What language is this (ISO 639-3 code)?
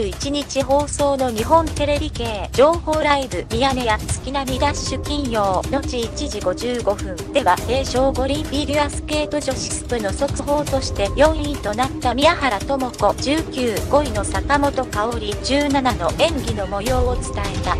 jpn